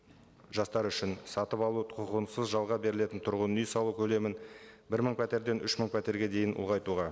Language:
Kazakh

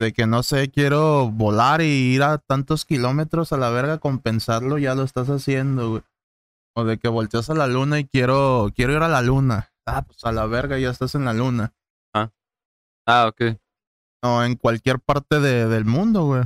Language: Spanish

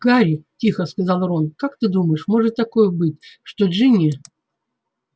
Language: Russian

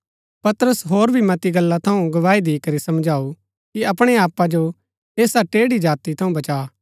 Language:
Gaddi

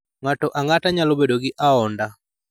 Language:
Luo (Kenya and Tanzania)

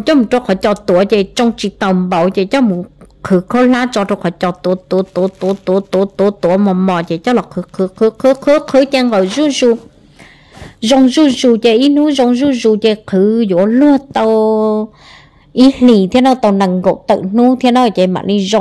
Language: Vietnamese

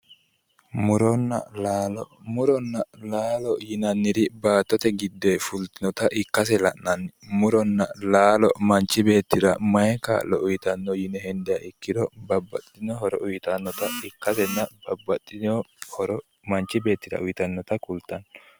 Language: Sidamo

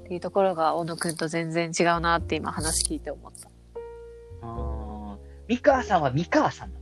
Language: Japanese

